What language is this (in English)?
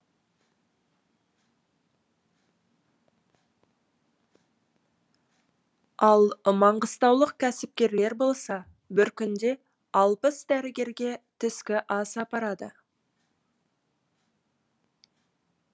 Kazakh